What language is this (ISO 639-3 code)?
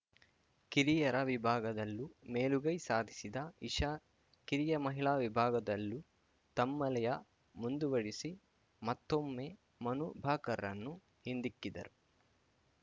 kan